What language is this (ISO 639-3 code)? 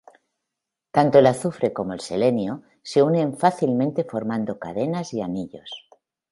spa